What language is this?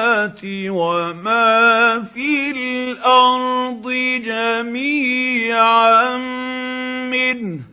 Arabic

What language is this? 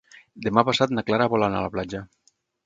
Catalan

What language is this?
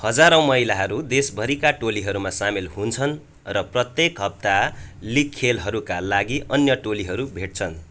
Nepali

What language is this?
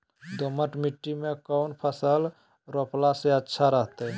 Magahi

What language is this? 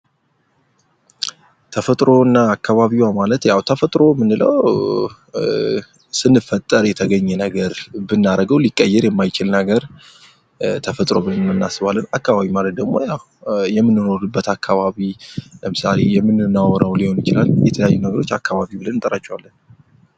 Amharic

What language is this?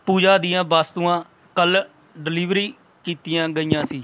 Punjabi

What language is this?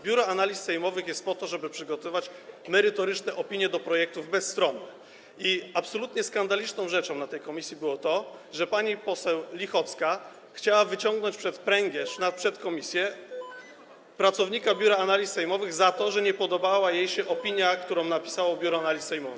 Polish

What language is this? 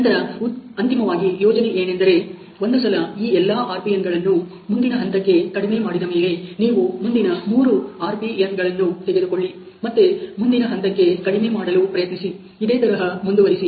Kannada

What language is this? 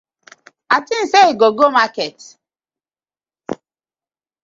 Nigerian Pidgin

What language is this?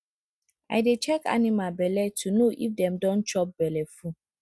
Nigerian Pidgin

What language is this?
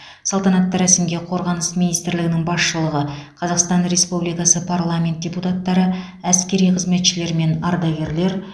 Kazakh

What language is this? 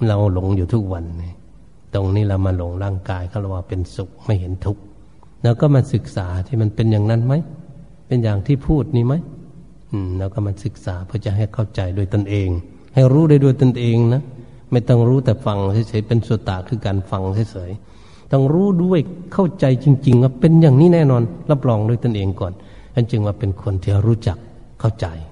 Thai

